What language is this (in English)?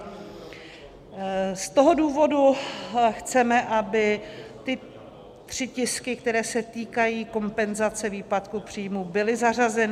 Czech